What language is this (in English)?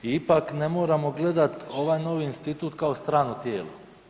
Croatian